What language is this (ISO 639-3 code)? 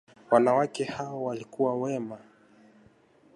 swa